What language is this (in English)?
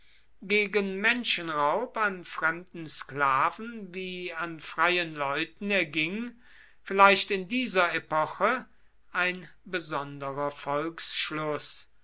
German